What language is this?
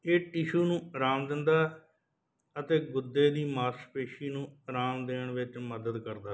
Punjabi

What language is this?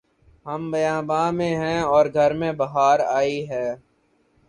Urdu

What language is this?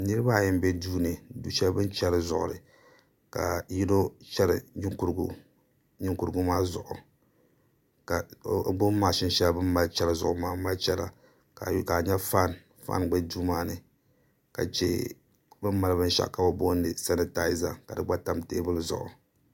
Dagbani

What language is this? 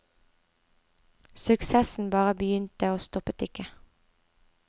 Norwegian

